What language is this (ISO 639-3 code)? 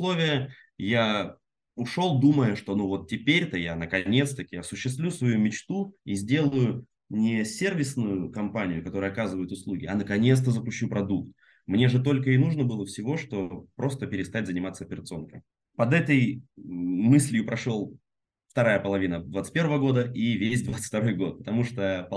rus